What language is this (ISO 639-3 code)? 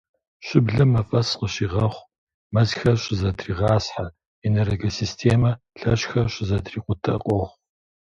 kbd